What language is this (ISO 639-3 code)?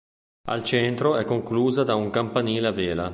ita